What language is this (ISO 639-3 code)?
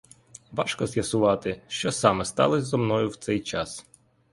ukr